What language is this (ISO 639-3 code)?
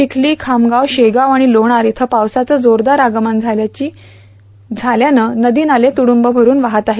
mar